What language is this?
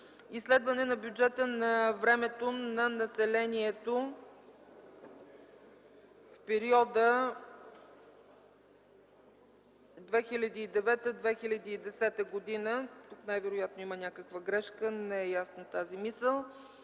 Bulgarian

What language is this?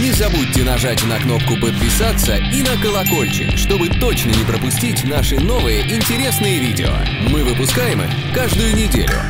Russian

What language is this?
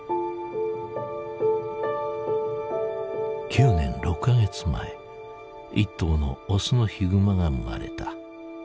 Japanese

